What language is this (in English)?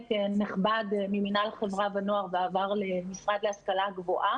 Hebrew